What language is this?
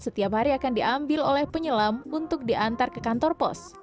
Indonesian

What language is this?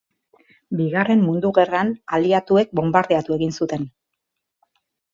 Basque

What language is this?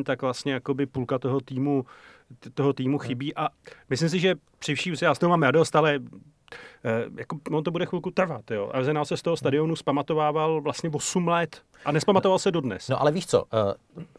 Czech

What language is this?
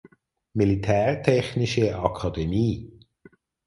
German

